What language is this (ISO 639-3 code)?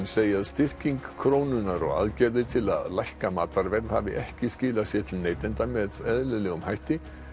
isl